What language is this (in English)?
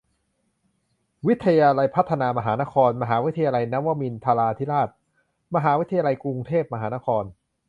Thai